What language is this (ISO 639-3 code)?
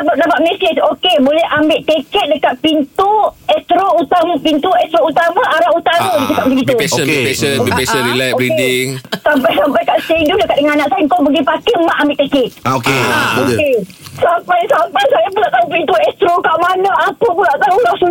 msa